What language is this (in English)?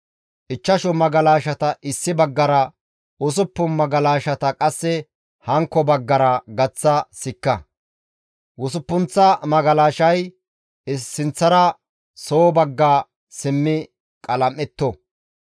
Gamo